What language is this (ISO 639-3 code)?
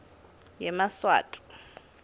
ssw